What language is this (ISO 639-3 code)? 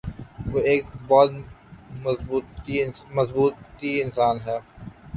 urd